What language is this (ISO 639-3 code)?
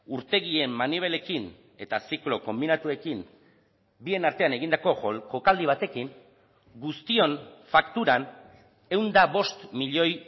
eus